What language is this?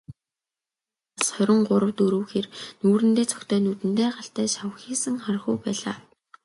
Mongolian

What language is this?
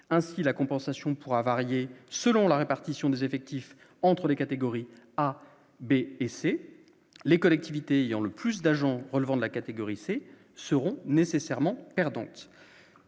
French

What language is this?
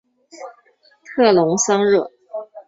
Chinese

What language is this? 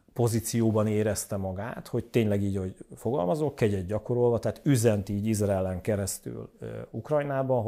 Hungarian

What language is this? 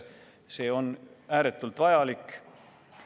Estonian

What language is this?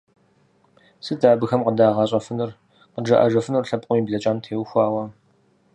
Kabardian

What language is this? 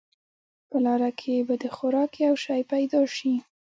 Pashto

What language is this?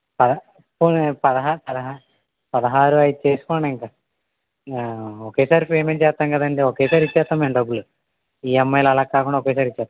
Telugu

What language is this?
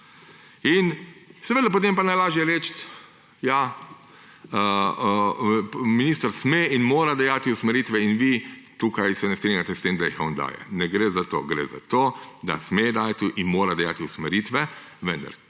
Slovenian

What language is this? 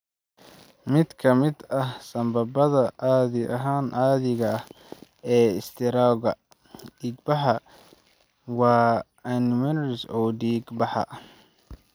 Somali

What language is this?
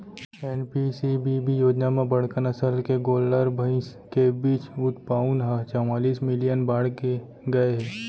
Chhattisgarhi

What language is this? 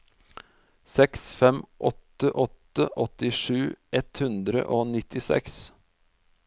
Norwegian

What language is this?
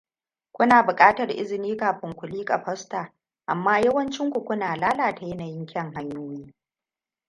Hausa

